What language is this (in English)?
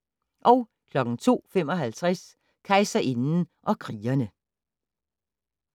Danish